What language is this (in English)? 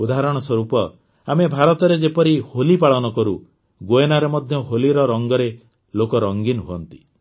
Odia